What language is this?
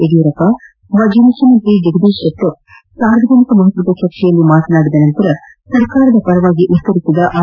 Kannada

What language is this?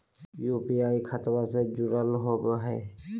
Magahi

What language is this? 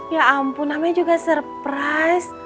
Indonesian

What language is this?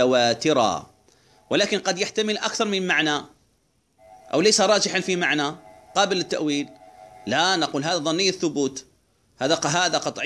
Arabic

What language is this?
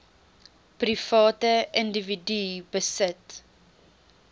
Afrikaans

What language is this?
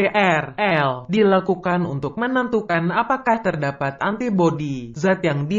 Indonesian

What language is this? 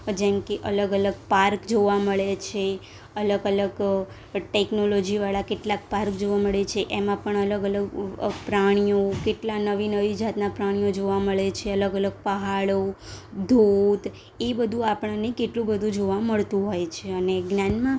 Gujarati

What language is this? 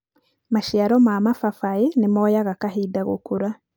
Kikuyu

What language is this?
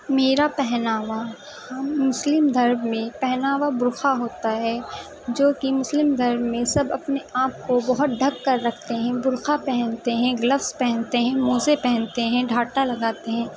Urdu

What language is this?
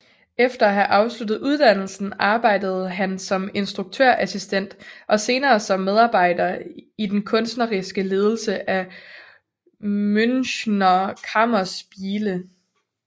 Danish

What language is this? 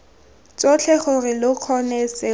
Tswana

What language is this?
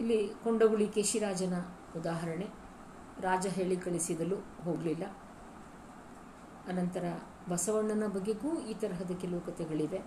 Kannada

